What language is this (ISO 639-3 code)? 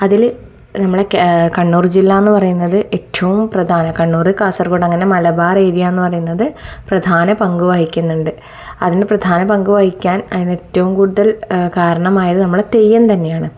mal